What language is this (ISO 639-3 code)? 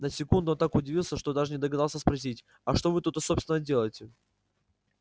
rus